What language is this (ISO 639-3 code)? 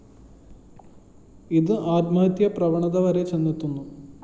mal